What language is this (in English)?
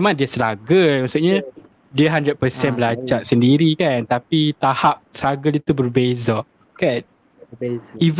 Malay